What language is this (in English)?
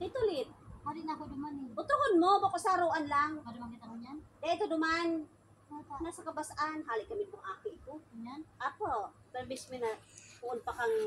Filipino